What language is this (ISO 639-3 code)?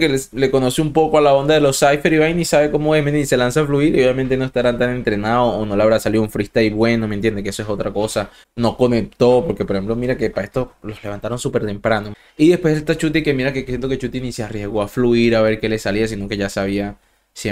spa